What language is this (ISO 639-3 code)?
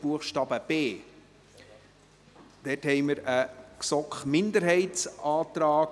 gsw